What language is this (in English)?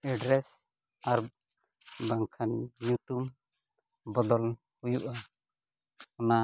Santali